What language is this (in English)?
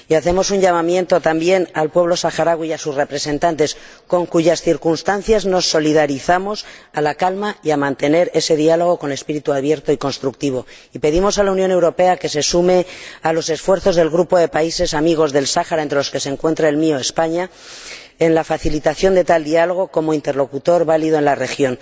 Spanish